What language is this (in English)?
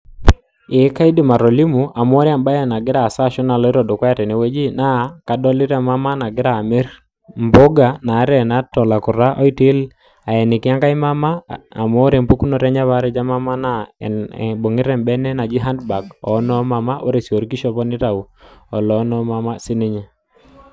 Masai